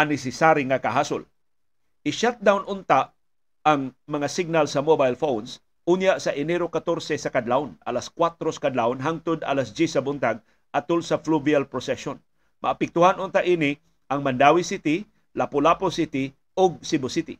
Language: Filipino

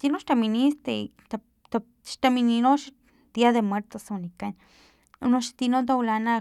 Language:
Filomena Mata-Coahuitlán Totonac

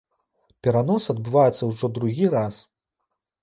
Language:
Belarusian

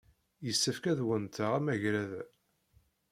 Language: Kabyle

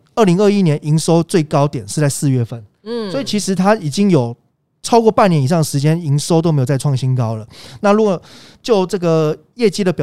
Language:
Chinese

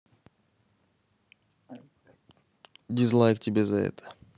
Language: Russian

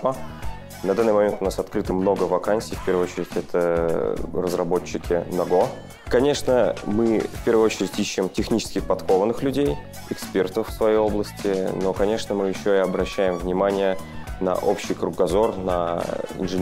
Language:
Russian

